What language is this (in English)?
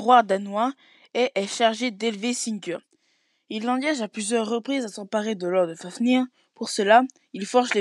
French